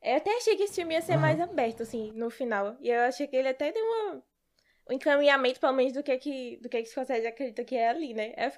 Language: Portuguese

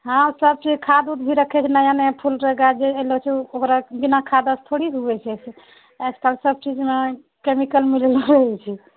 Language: Maithili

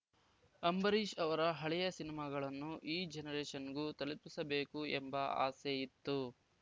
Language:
Kannada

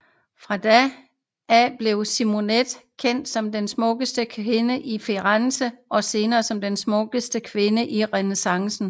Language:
Danish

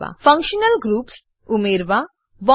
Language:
Gujarati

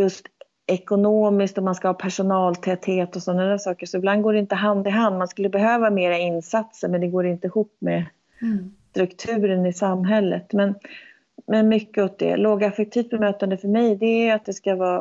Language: Swedish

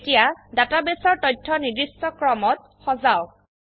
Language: Assamese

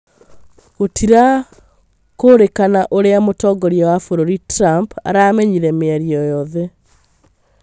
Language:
Kikuyu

